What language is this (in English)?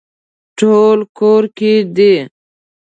Pashto